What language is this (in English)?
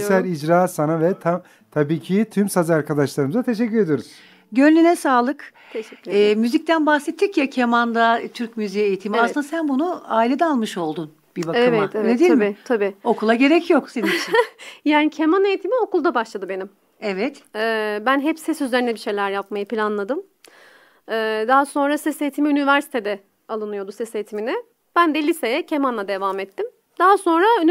Turkish